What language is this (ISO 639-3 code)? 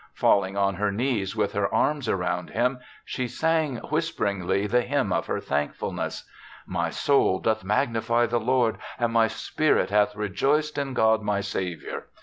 eng